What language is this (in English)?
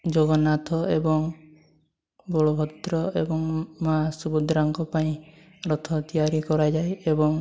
Odia